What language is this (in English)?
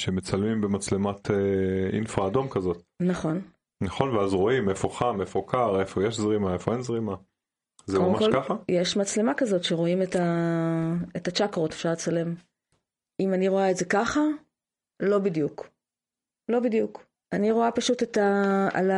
Hebrew